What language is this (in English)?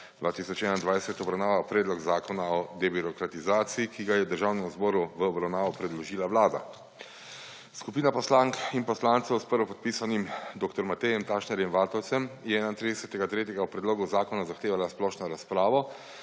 Slovenian